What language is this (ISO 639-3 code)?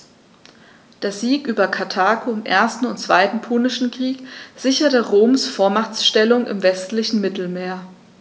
deu